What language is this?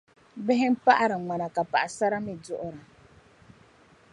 Dagbani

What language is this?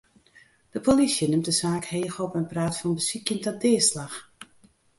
Western Frisian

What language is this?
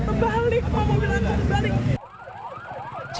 Indonesian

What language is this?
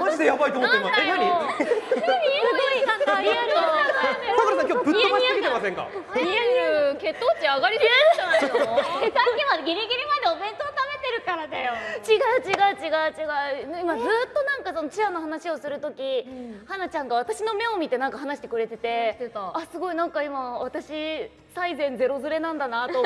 Japanese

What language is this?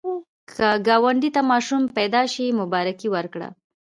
Pashto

